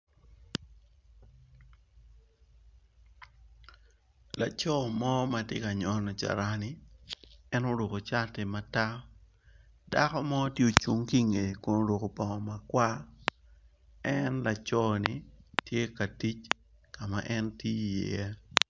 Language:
Acoli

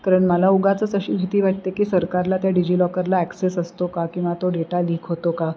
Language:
Marathi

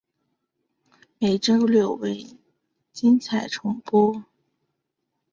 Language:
Chinese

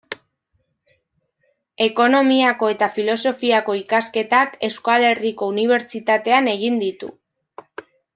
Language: Basque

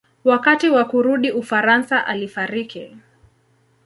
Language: Swahili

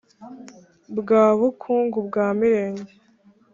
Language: Kinyarwanda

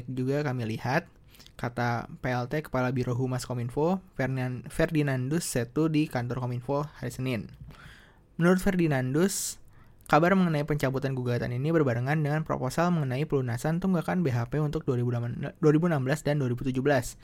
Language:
Indonesian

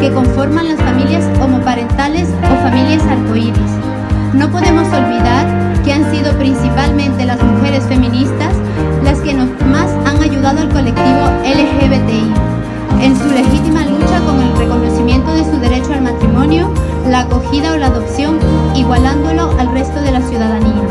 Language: Spanish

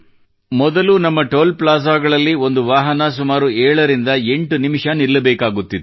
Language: Kannada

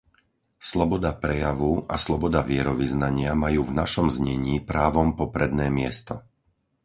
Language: Slovak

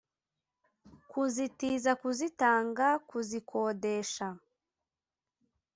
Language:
Kinyarwanda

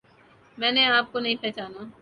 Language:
Urdu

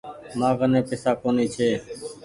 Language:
Goaria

